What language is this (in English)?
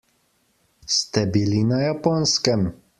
Slovenian